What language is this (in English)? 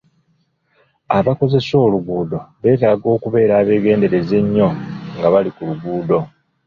Ganda